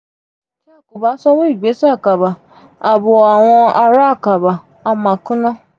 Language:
Yoruba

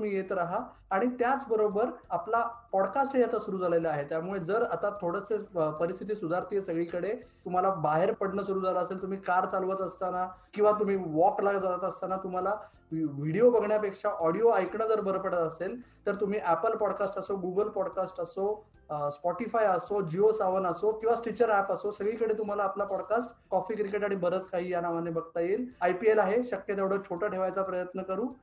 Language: Marathi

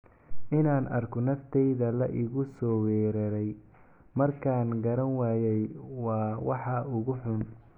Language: Somali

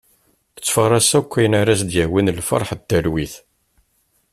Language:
Kabyle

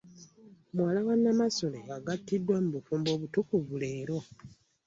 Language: Ganda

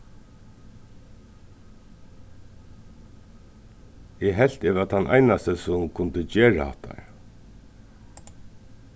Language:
Faroese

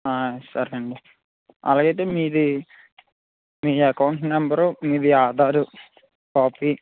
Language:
Telugu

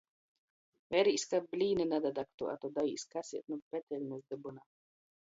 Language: Latgalian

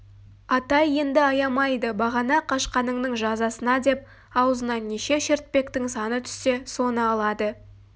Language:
Kazakh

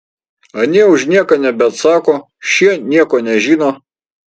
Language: Lithuanian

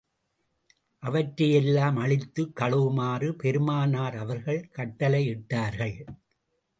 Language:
Tamil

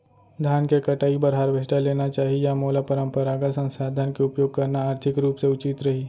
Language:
Chhattisgarhi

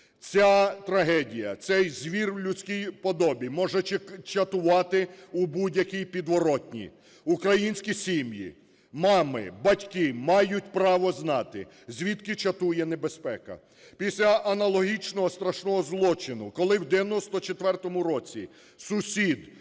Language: Ukrainian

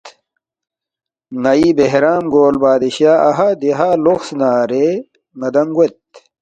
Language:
Balti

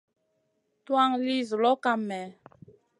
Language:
Masana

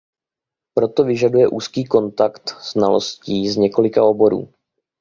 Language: Czech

